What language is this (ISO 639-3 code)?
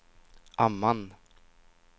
swe